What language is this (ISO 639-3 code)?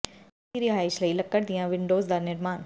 pan